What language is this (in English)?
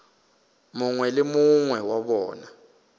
Northern Sotho